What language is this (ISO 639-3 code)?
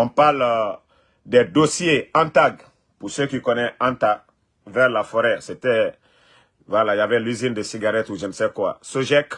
fra